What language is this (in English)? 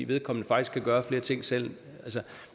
Danish